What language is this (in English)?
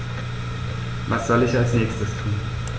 German